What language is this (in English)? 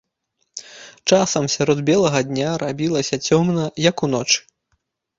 Belarusian